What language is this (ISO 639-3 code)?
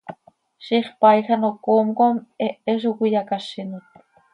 sei